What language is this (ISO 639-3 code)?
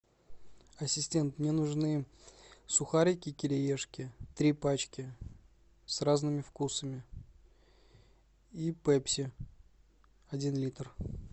rus